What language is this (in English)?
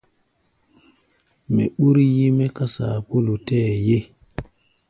Gbaya